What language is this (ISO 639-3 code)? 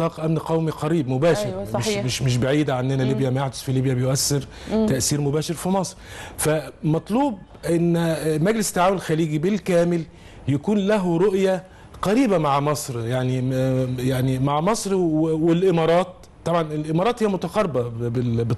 ara